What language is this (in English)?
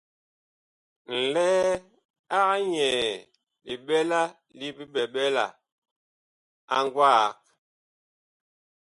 Bakoko